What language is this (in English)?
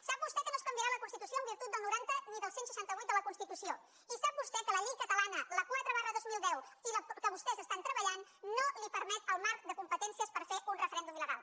Catalan